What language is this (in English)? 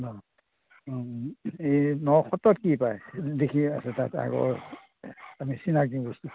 Assamese